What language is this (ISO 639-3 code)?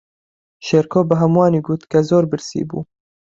ckb